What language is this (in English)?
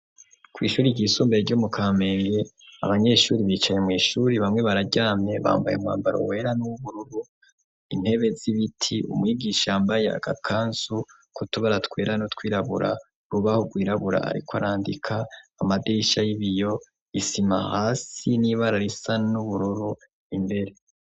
Rundi